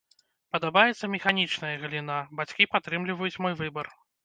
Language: Belarusian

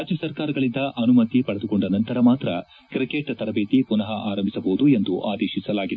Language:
Kannada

